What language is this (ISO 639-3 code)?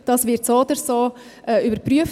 gsw